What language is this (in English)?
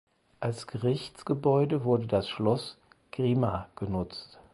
German